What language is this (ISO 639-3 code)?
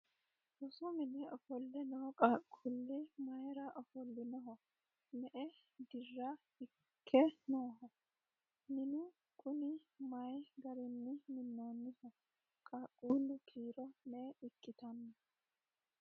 sid